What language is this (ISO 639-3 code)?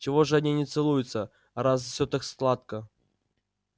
rus